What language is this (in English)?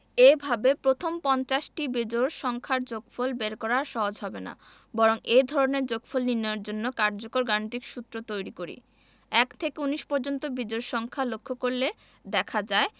Bangla